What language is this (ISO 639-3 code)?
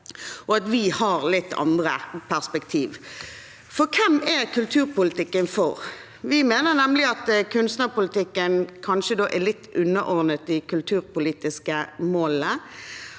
nor